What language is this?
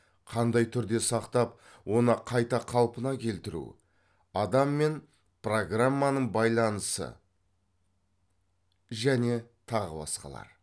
Kazakh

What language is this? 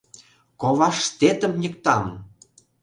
Mari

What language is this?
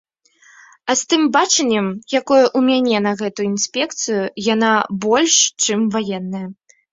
Belarusian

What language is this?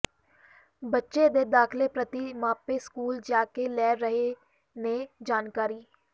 Punjabi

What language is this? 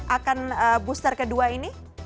Indonesian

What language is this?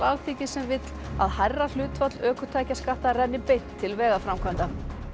Icelandic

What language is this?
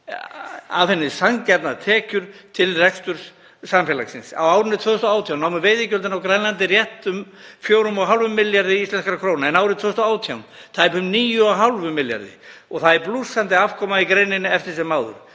Icelandic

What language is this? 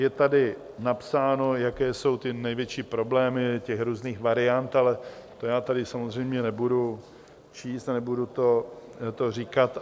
Czech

